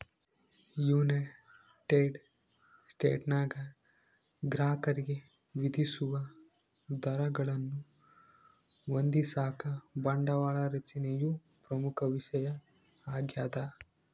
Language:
Kannada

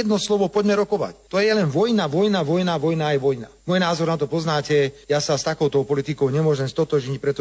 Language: Slovak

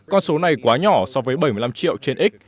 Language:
Vietnamese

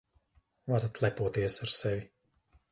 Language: Latvian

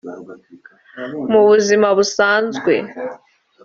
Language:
Kinyarwanda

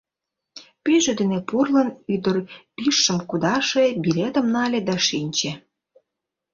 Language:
Mari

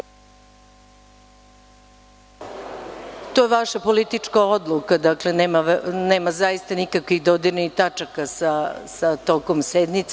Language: Serbian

